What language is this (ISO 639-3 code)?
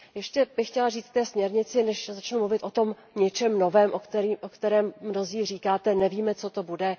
ces